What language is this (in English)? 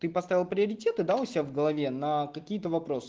Russian